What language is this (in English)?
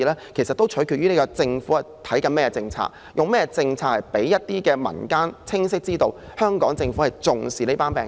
Cantonese